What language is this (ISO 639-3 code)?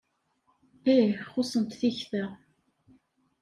kab